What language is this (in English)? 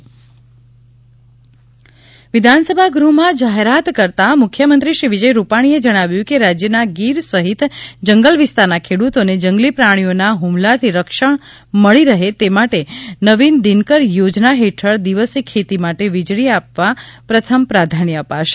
Gujarati